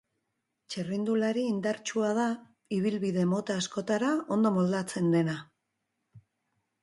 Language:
Basque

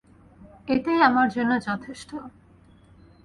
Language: Bangla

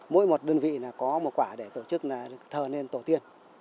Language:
Vietnamese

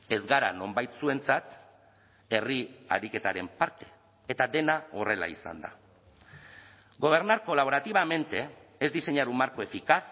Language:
Basque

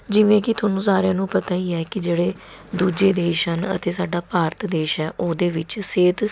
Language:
Punjabi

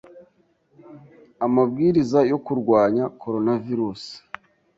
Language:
Kinyarwanda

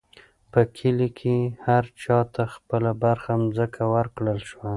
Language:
Pashto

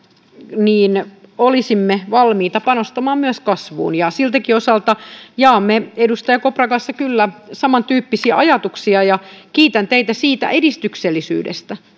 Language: Finnish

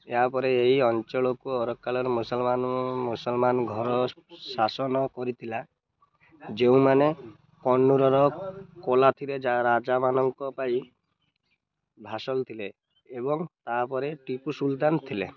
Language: Odia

